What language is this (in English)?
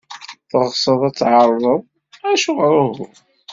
Kabyle